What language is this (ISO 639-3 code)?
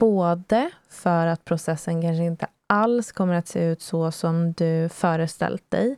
swe